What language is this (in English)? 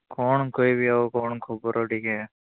Odia